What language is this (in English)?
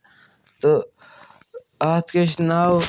Kashmiri